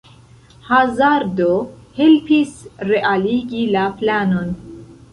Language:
Esperanto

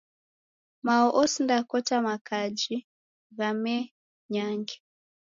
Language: Taita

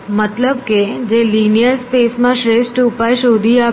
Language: Gujarati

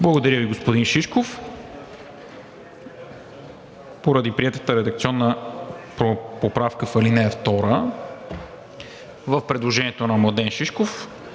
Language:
Bulgarian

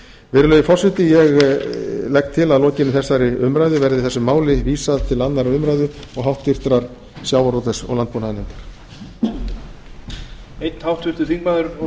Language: Icelandic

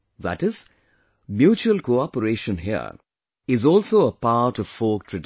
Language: English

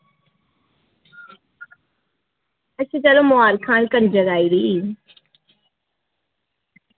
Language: Dogri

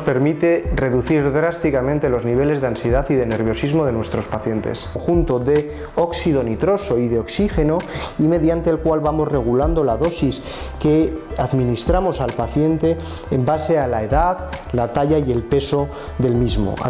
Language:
Spanish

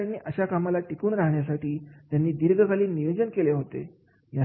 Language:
Marathi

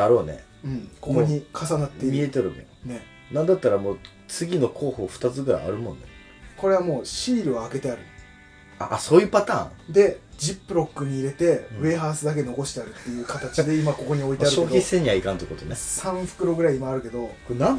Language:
Japanese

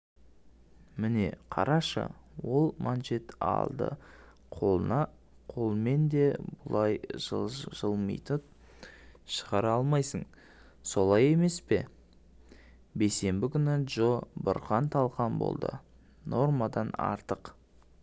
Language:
Kazakh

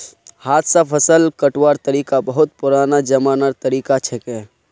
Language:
Magahi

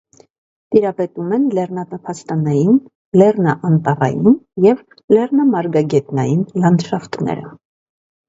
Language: Armenian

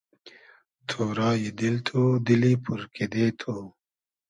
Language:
Hazaragi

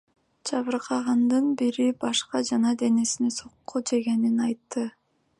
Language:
Kyrgyz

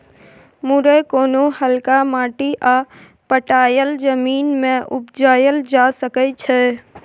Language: Maithili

